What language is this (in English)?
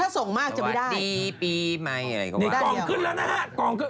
Thai